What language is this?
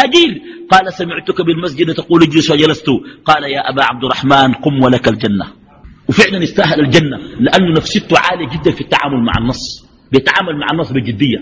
Arabic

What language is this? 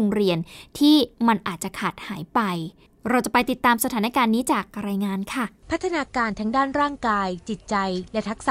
Thai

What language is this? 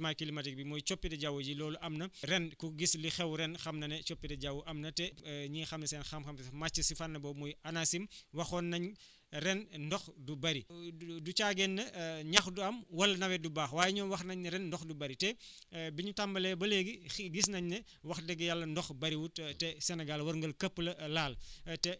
Wolof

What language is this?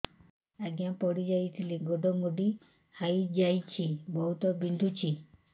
Odia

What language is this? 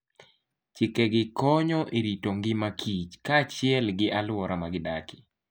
Luo (Kenya and Tanzania)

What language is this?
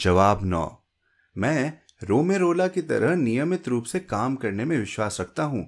Hindi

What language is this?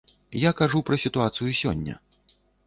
Belarusian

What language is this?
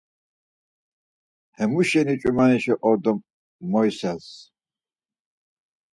Laz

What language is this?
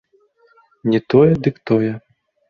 Belarusian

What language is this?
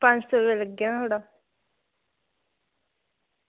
Dogri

